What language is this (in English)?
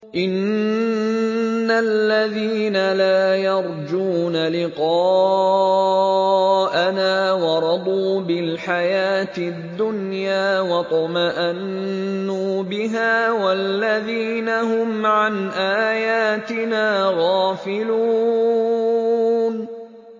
Arabic